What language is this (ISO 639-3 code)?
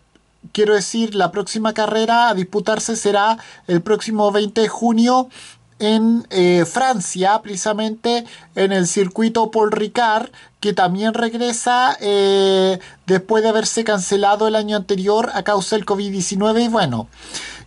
spa